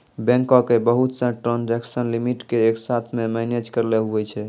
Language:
Maithili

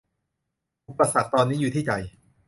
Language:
Thai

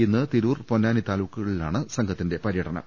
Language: Malayalam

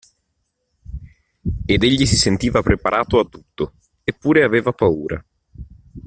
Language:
Italian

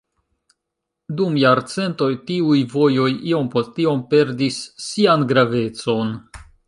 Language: Esperanto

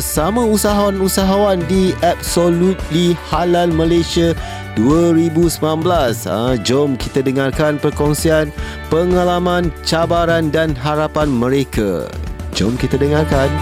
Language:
Malay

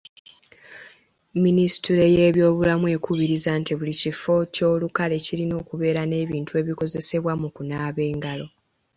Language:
Ganda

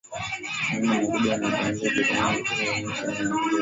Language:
Swahili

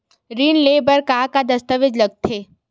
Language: Chhattisgarhi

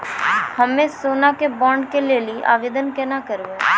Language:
Maithili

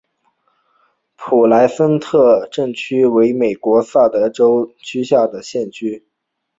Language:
Chinese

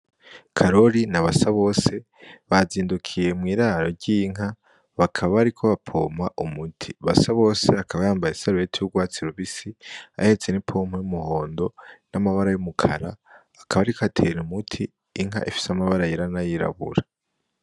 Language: Rundi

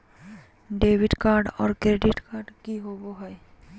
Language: Magahi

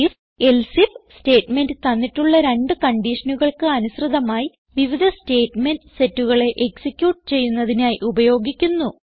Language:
Malayalam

